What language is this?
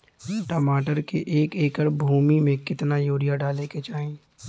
Bhojpuri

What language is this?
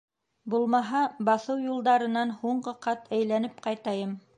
Bashkir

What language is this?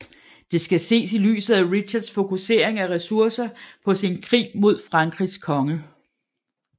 Danish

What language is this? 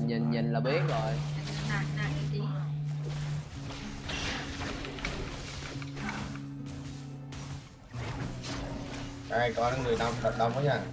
Vietnamese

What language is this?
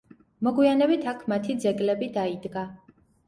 Georgian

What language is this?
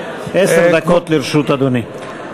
Hebrew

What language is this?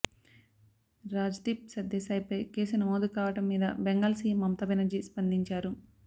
Telugu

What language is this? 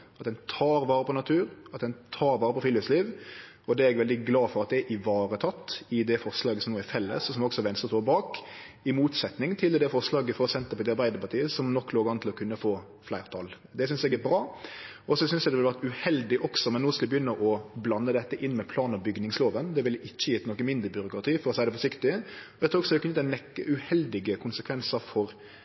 Norwegian Nynorsk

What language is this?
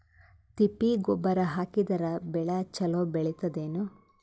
Kannada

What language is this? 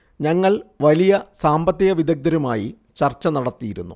Malayalam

